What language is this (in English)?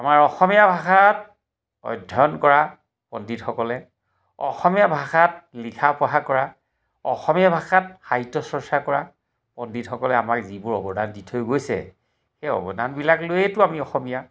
Assamese